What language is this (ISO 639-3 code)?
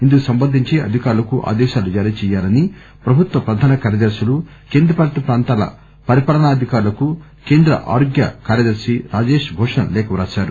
tel